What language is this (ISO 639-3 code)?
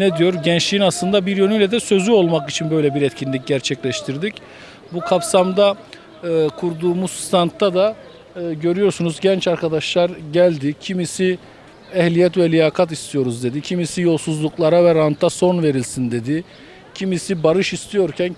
tur